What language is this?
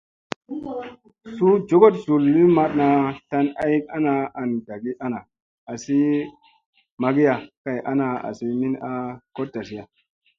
Musey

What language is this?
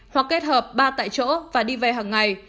Vietnamese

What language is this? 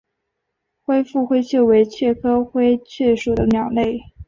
Chinese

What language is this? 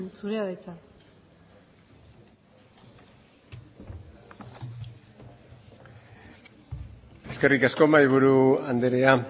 Basque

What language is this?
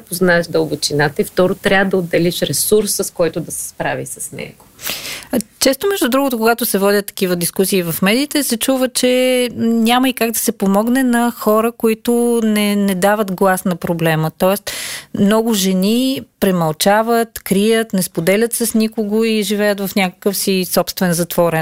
Bulgarian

